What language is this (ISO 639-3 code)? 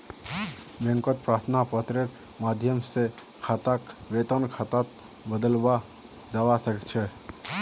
mag